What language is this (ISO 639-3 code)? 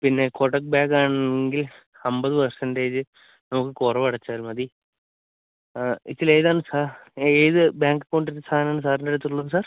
mal